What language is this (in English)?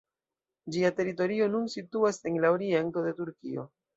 Esperanto